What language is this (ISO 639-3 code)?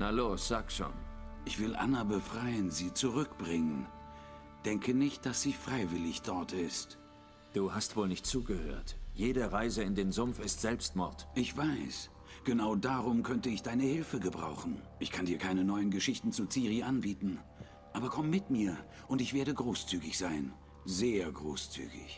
deu